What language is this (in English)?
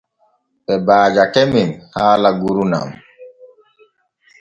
Borgu Fulfulde